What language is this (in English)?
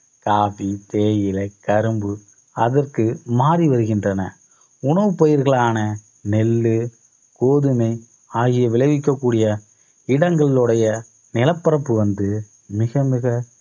Tamil